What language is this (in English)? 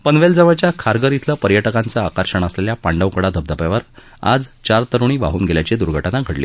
Marathi